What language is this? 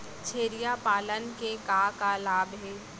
Chhattisgarhi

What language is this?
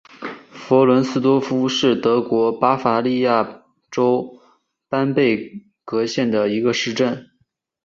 Chinese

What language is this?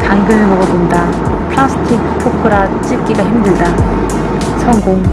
Korean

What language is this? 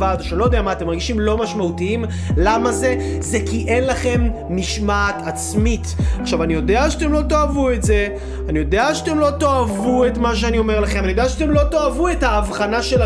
Hebrew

